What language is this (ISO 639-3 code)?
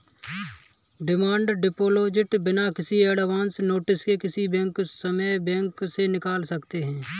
hin